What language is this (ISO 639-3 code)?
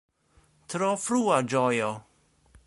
epo